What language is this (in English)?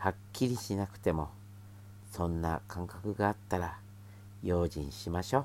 Japanese